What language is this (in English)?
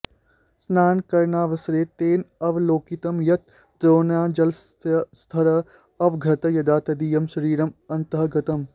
Sanskrit